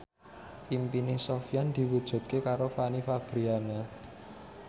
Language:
Javanese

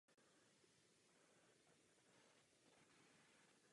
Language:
Czech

